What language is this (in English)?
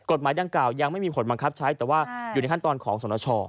Thai